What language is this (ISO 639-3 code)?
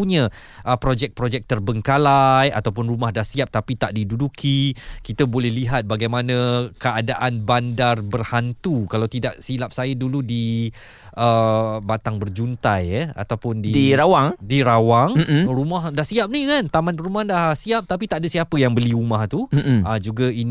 msa